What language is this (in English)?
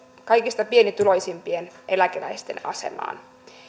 Finnish